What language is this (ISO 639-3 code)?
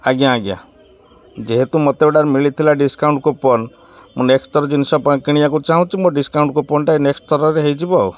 ori